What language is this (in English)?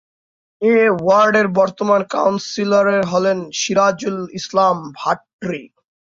Bangla